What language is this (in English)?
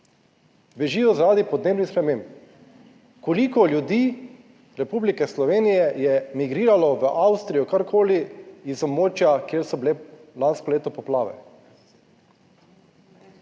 Slovenian